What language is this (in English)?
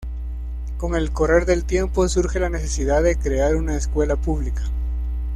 Spanish